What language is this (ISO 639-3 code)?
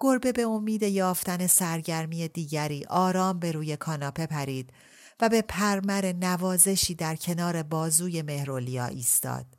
fas